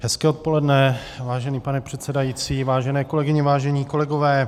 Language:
Czech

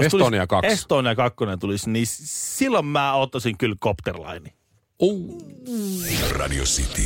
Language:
Finnish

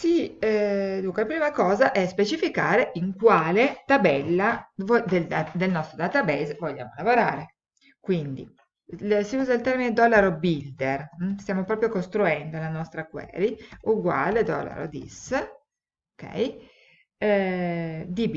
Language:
Italian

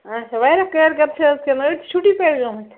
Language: Kashmiri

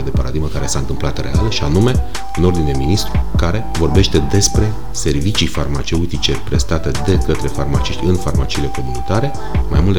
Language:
Romanian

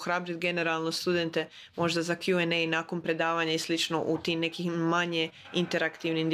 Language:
Croatian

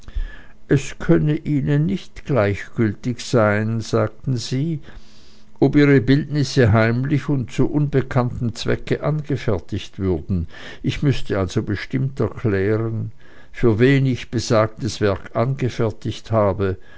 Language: German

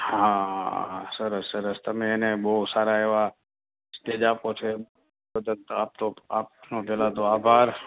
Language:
Gujarati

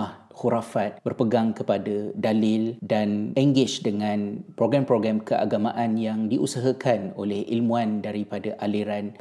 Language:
Malay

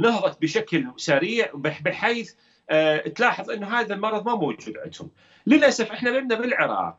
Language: Arabic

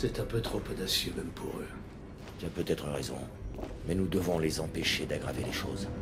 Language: French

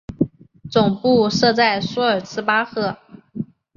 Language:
Chinese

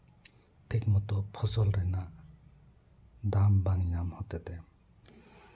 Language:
Santali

